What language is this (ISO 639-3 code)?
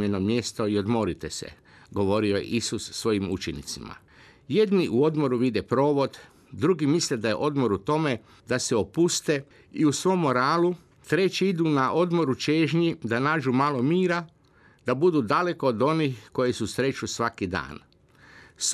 hrv